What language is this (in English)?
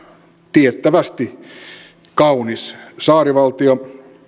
Finnish